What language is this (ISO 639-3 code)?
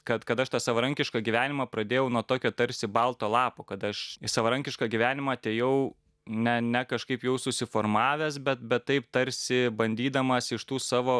lit